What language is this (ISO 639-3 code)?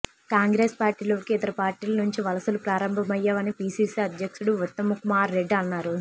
tel